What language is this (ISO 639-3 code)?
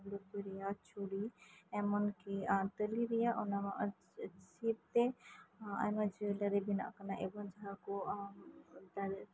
sat